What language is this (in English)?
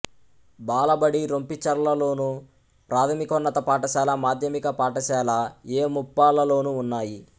Telugu